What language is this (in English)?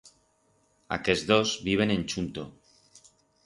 Aragonese